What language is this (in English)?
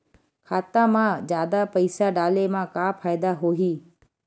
Chhattisgarhi